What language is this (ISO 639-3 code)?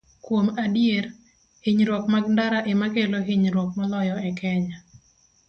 luo